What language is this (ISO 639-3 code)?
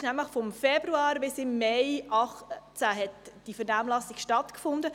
gsw